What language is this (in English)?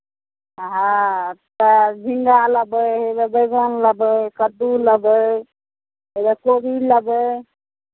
Maithili